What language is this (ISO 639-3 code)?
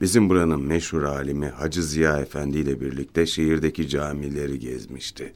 tur